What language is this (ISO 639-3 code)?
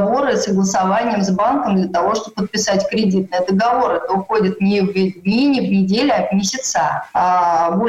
rus